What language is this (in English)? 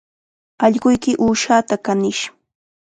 Chiquián Ancash Quechua